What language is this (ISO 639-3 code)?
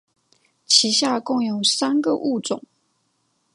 zho